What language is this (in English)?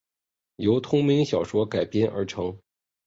Chinese